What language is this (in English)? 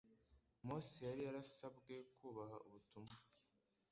Kinyarwanda